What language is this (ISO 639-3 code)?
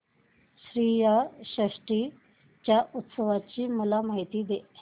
mar